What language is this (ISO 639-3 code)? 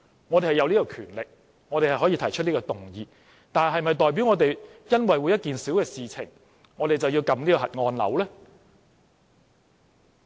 yue